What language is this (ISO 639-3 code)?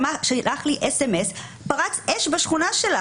heb